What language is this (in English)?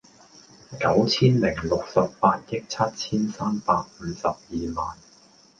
Cantonese